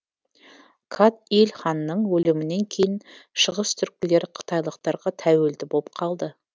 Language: Kazakh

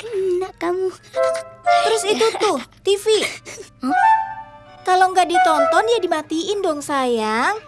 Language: Indonesian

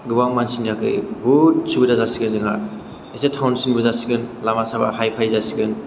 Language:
Bodo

